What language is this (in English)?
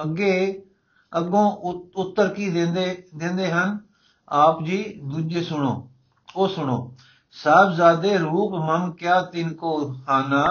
Punjabi